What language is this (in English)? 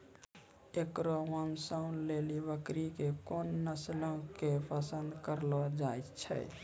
Maithili